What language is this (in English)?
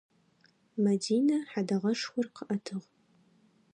Adyghe